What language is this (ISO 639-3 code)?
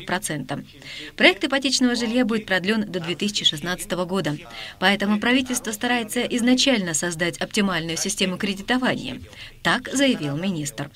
rus